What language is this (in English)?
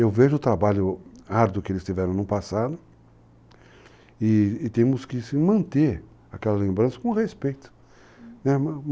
Portuguese